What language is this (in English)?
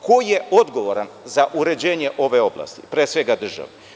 Serbian